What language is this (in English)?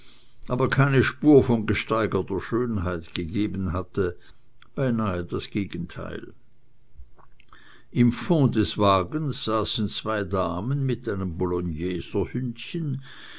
German